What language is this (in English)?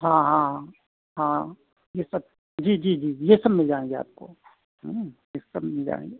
Hindi